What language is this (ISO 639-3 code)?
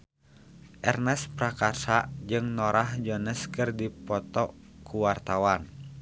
sun